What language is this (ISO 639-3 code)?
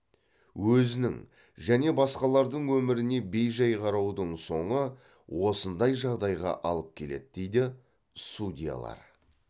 kaz